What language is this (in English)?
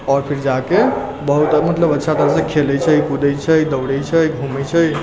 Maithili